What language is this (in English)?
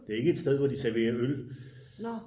Danish